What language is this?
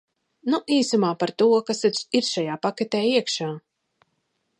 Latvian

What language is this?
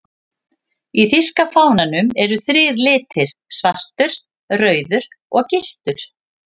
Icelandic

